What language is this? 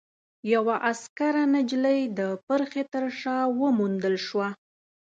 Pashto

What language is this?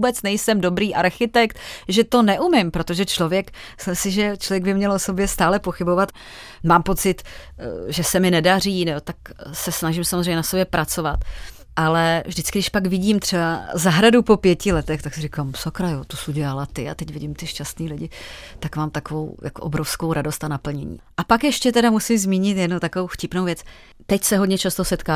Czech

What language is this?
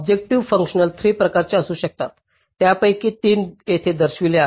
Marathi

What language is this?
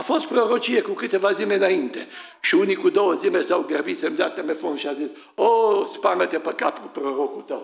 Romanian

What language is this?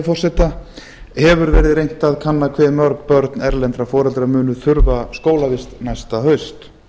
Icelandic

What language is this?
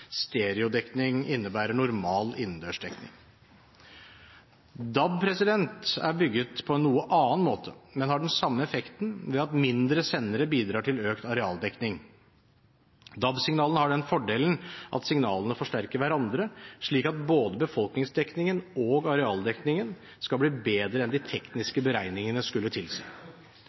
Norwegian Bokmål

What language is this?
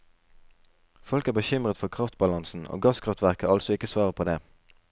Norwegian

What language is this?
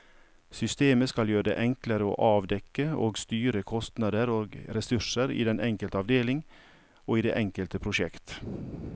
Norwegian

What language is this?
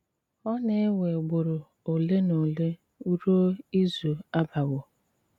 Igbo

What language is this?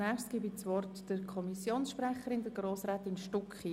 Swiss German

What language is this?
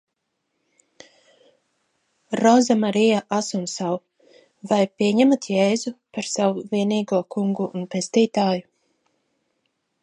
Latvian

